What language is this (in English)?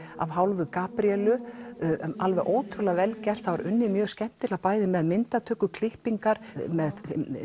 Icelandic